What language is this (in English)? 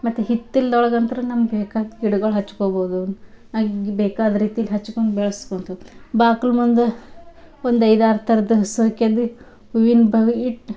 Kannada